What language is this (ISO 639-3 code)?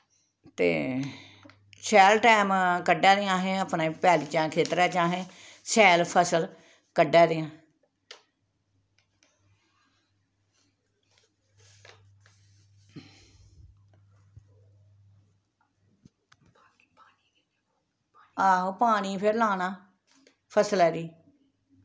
doi